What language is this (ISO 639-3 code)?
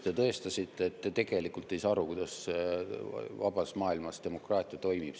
est